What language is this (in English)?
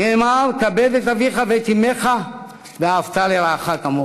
Hebrew